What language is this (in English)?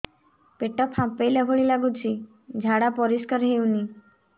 Odia